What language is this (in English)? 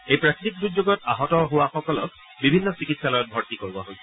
Assamese